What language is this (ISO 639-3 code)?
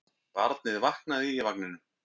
isl